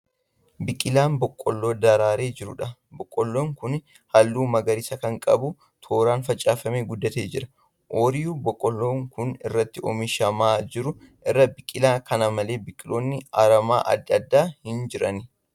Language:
Oromo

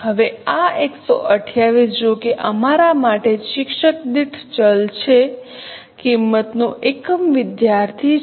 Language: Gujarati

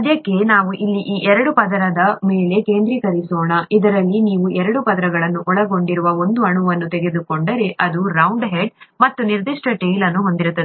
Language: Kannada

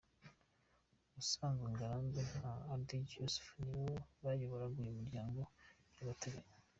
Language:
Kinyarwanda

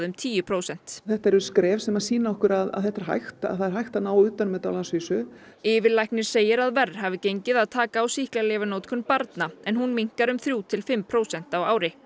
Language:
Icelandic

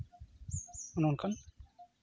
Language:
Santali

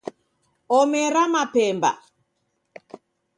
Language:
Taita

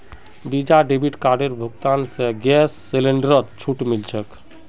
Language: Magahi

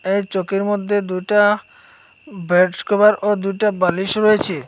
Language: Bangla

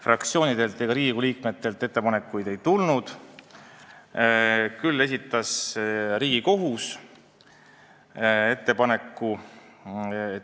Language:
Estonian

